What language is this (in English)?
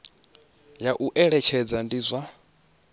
Venda